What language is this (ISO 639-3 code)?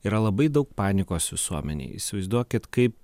lit